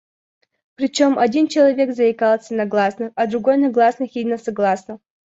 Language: Russian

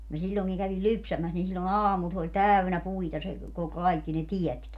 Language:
Finnish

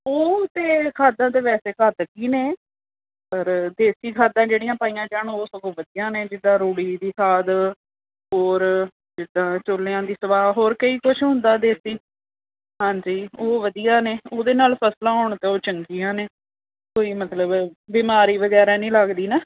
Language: Punjabi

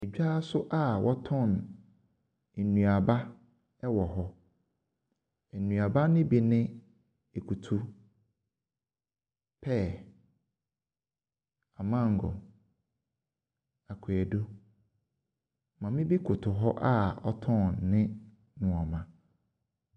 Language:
Akan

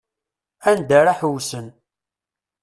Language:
Kabyle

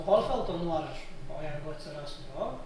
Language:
Lithuanian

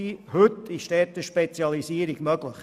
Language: Swiss German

